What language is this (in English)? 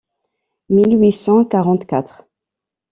French